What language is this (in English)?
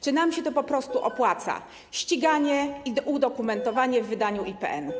Polish